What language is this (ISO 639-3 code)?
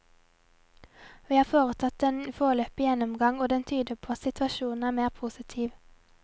nor